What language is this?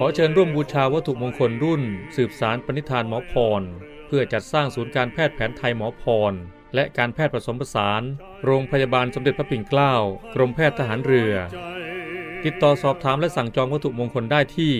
Thai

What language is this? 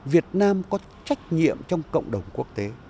Vietnamese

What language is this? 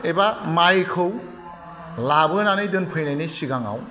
Bodo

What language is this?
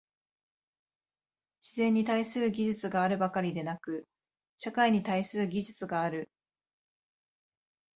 Japanese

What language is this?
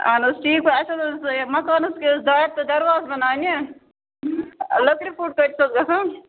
Kashmiri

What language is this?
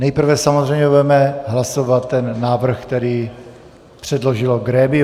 Czech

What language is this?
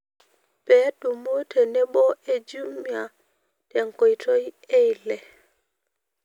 Masai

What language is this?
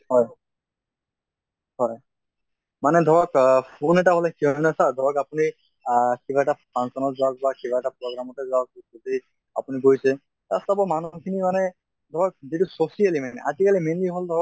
Assamese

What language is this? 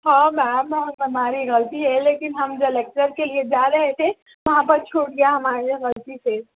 Urdu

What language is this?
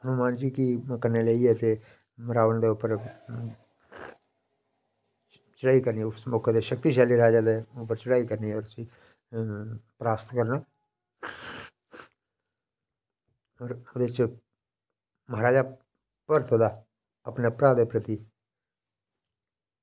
Dogri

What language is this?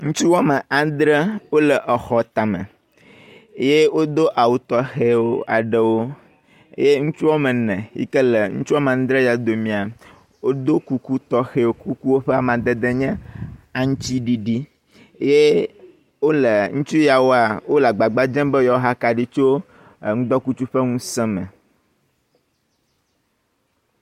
Ewe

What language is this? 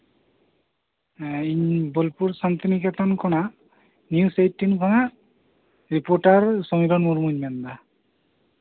Santali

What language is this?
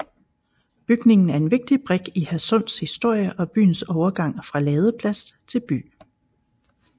Danish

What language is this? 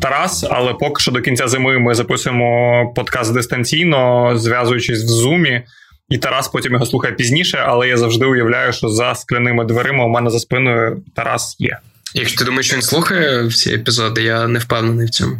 Ukrainian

